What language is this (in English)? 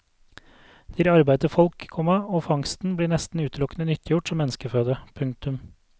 Norwegian